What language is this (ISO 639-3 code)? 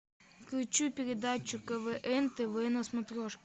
rus